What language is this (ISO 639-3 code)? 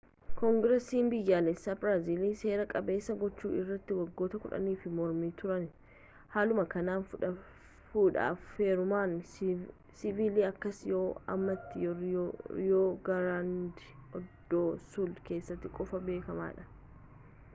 orm